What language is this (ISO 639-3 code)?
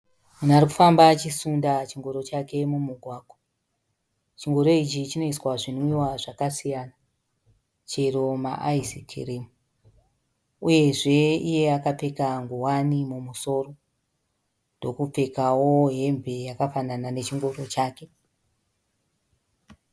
sna